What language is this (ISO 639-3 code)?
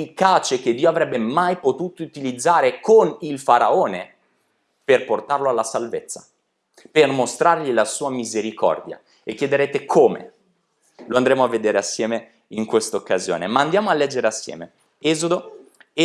ita